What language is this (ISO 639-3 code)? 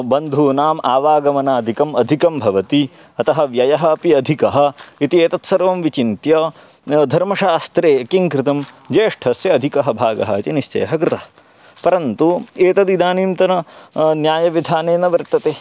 san